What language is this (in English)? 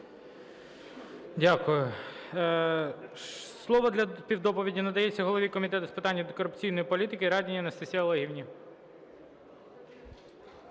Ukrainian